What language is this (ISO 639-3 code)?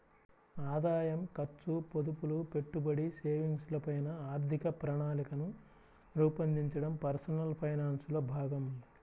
tel